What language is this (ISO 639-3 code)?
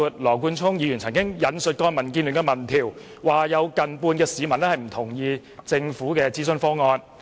yue